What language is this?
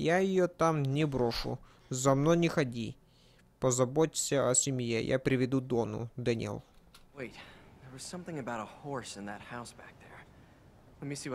Russian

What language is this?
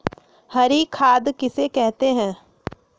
Magahi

